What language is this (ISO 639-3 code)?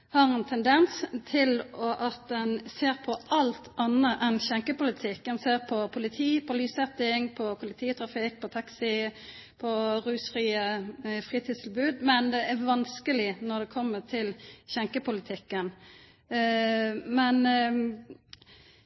nno